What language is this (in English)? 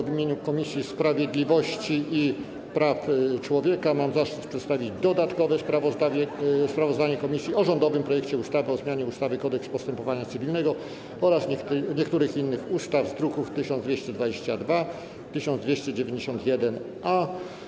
Polish